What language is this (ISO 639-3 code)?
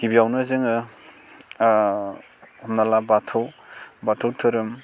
brx